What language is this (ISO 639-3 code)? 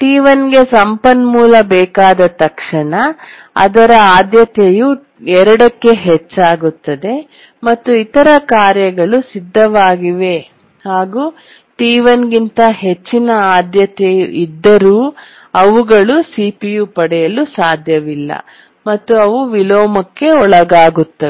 kan